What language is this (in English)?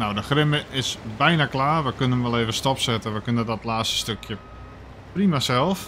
Dutch